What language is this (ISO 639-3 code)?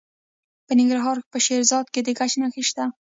pus